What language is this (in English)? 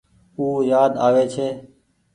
Goaria